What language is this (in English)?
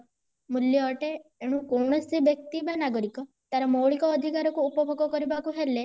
Odia